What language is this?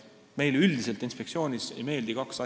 Estonian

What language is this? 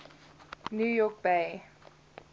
English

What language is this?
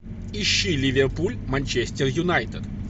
Russian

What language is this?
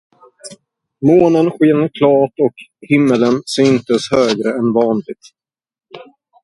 Swedish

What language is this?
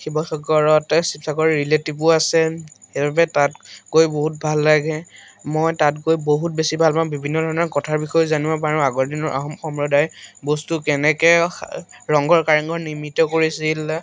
Assamese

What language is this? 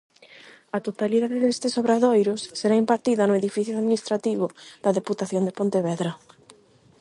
Galician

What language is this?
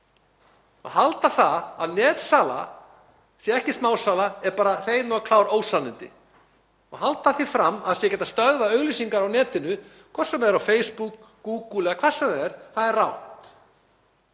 Icelandic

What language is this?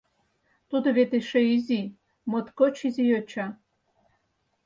Mari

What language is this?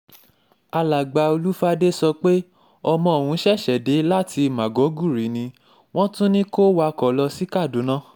Yoruba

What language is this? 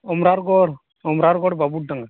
Santali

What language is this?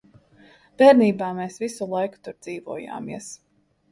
Latvian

